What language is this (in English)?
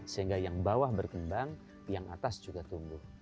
Indonesian